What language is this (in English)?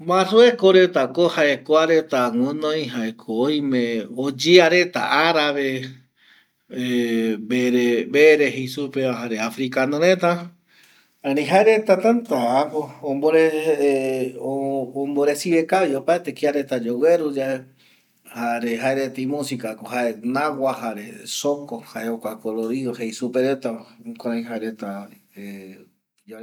Eastern Bolivian Guaraní